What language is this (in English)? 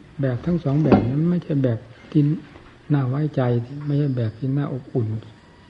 Thai